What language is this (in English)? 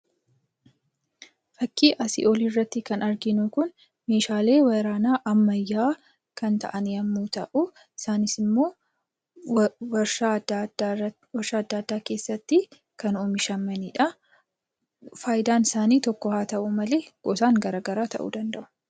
Oromo